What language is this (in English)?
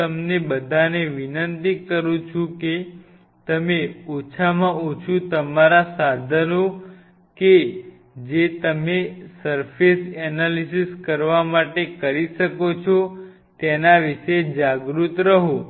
Gujarati